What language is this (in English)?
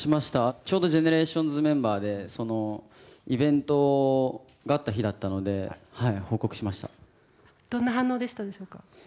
Japanese